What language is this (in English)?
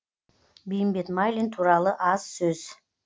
Kazakh